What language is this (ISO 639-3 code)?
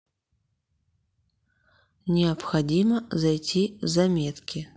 rus